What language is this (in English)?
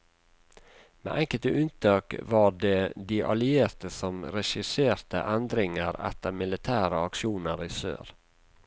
Norwegian